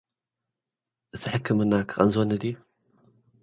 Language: Tigrinya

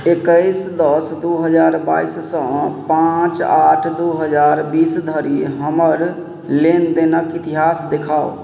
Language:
Maithili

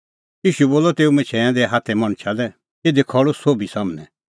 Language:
Kullu Pahari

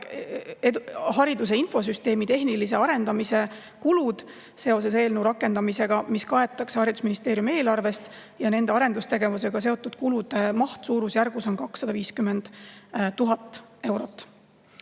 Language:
Estonian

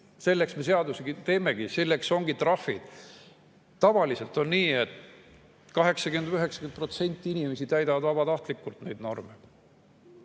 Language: Estonian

